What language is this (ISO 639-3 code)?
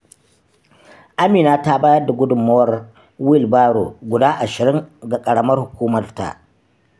hau